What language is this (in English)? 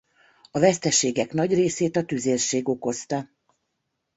Hungarian